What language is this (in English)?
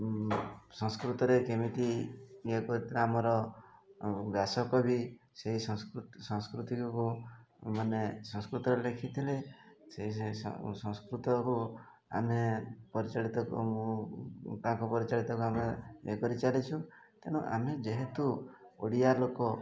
Odia